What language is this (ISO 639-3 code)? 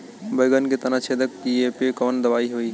bho